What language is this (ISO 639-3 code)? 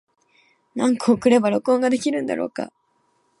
jpn